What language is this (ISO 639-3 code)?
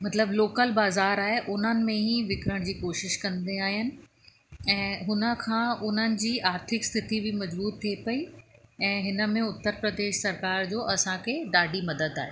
snd